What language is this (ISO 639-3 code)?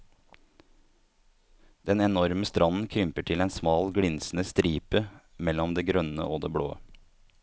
nor